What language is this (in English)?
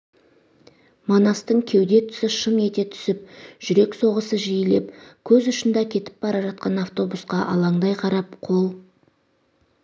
Kazakh